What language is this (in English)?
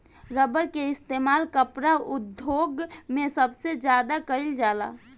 Bhojpuri